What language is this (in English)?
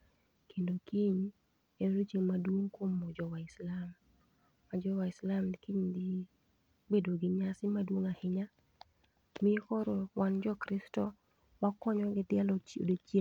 Luo (Kenya and Tanzania)